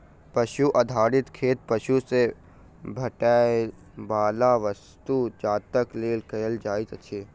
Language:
Maithili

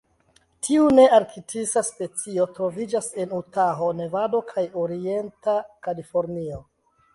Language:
Esperanto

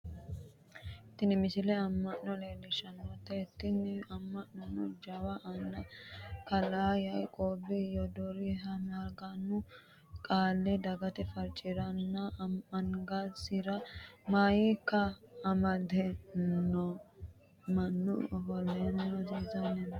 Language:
Sidamo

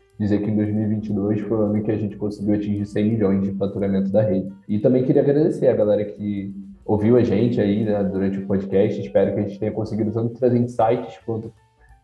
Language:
Portuguese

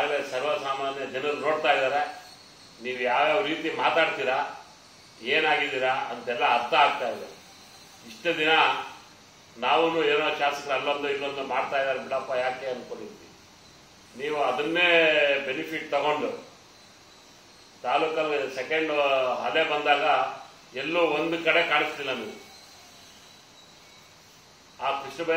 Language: Indonesian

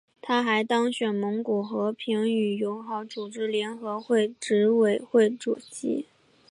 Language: Chinese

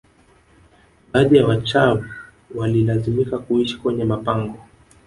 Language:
Swahili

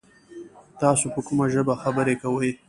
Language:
Pashto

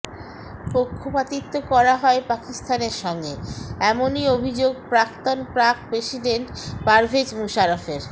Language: Bangla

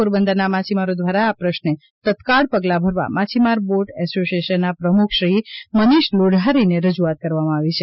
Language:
Gujarati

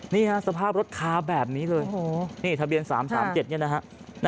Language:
Thai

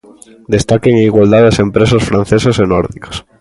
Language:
Galician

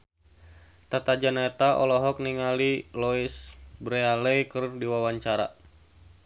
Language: Sundanese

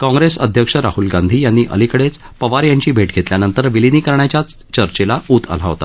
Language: Marathi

